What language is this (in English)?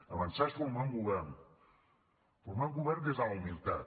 Catalan